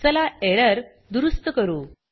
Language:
Marathi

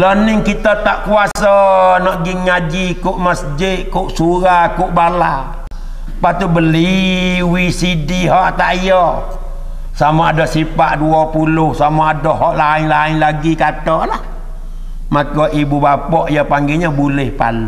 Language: Malay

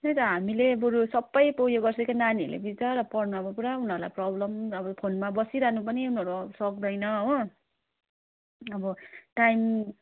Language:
Nepali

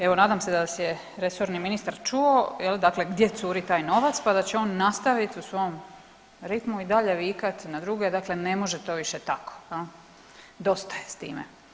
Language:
Croatian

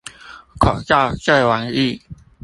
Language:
Chinese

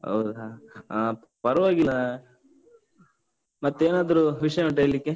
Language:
Kannada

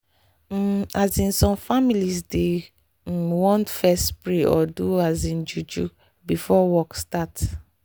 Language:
Nigerian Pidgin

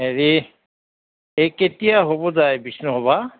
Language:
Assamese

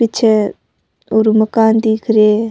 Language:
Rajasthani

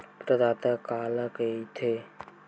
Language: Chhattisgarhi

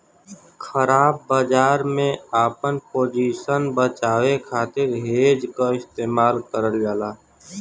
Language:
Bhojpuri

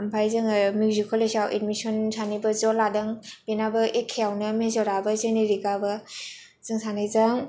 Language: Bodo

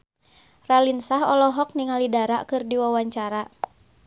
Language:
Sundanese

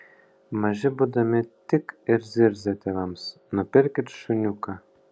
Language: Lithuanian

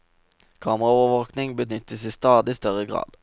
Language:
Norwegian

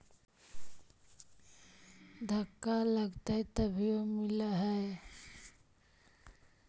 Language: Magahi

